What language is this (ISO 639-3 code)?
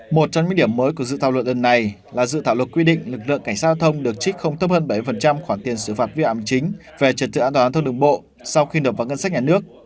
vie